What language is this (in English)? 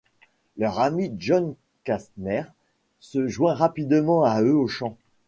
French